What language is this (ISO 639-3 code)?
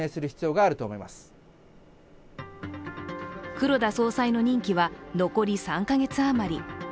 jpn